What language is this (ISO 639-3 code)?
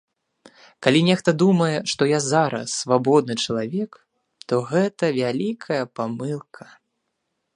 bel